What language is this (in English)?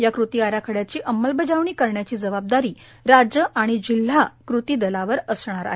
Marathi